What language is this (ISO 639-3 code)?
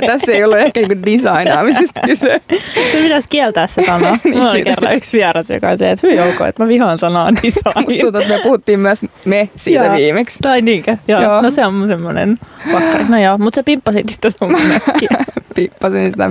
fin